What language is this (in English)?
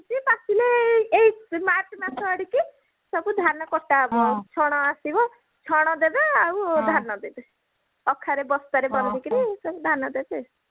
Odia